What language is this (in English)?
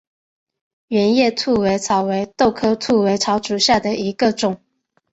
Chinese